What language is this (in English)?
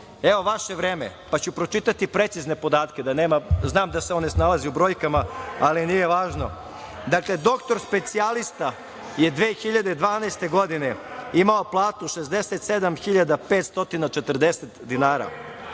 Serbian